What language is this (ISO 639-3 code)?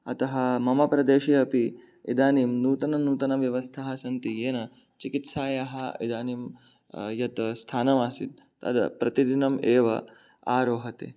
san